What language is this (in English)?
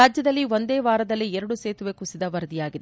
Kannada